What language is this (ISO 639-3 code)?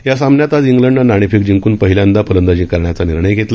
mar